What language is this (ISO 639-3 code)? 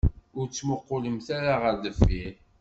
kab